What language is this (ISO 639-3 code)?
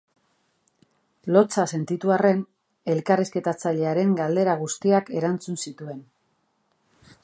eus